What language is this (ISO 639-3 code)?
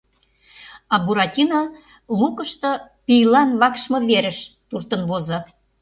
chm